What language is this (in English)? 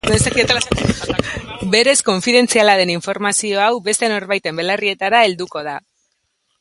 Basque